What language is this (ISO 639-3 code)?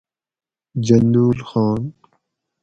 gwc